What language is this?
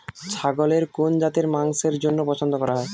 Bangla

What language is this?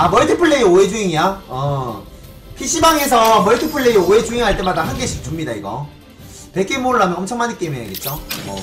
Korean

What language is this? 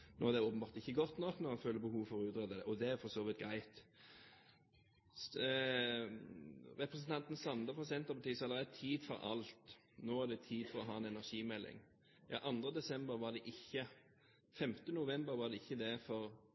Norwegian Bokmål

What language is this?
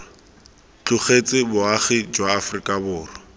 Tswana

